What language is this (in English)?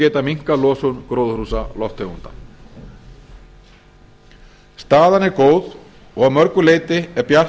Icelandic